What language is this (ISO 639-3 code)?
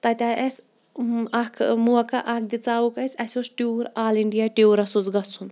kas